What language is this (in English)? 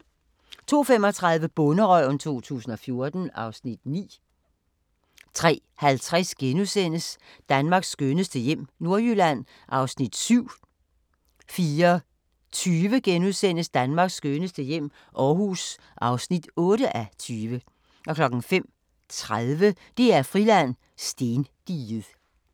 Danish